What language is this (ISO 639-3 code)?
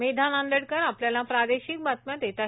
mar